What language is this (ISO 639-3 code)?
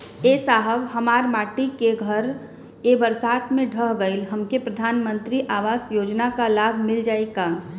bho